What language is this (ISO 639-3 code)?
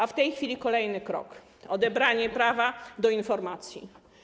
pol